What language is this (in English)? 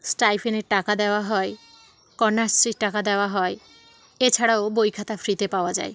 Bangla